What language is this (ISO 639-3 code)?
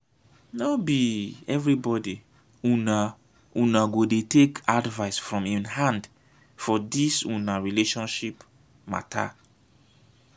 pcm